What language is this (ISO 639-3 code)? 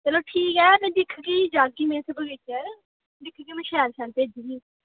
doi